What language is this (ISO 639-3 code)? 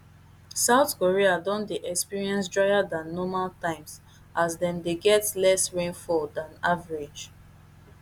pcm